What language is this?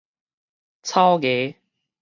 Min Nan Chinese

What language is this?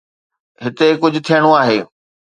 Sindhi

